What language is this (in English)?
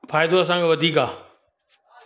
Sindhi